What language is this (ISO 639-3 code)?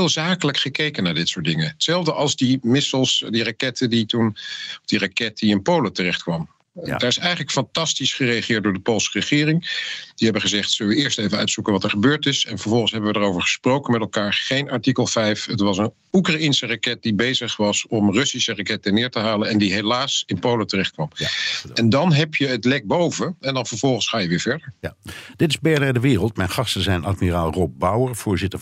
nld